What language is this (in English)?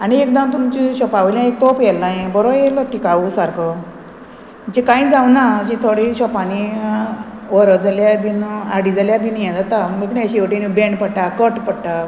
Konkani